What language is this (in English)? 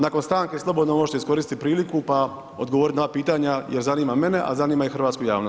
Croatian